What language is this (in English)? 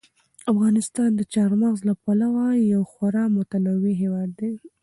Pashto